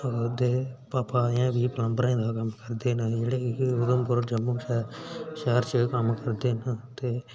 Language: Dogri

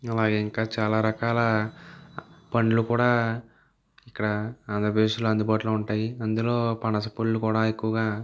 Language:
Telugu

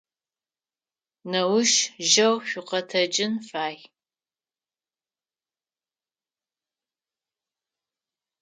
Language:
Adyghe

